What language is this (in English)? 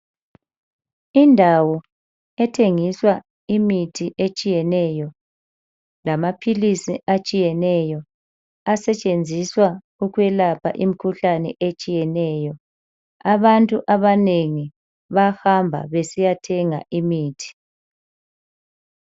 North Ndebele